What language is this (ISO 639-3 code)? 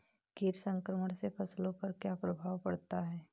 hin